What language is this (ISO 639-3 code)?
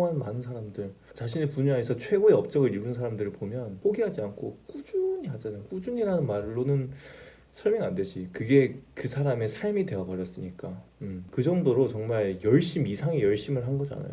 kor